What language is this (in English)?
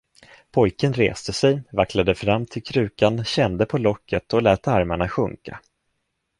Swedish